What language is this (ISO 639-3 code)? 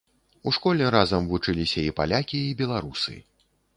bel